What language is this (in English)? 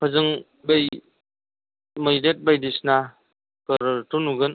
Bodo